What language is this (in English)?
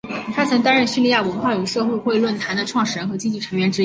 Chinese